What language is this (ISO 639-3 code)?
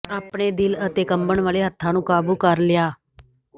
pan